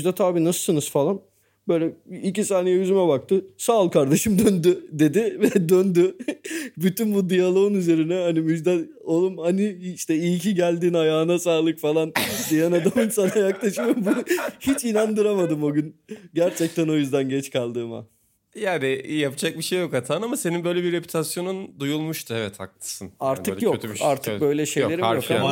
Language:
Turkish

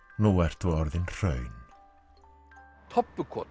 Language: Icelandic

